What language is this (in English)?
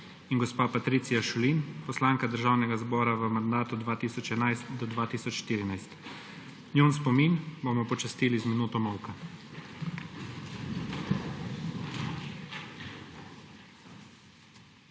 Slovenian